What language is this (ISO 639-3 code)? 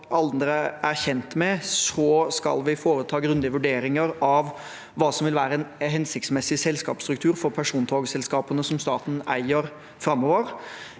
nor